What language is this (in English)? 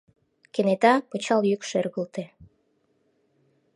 Mari